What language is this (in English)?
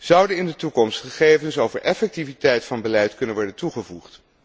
Dutch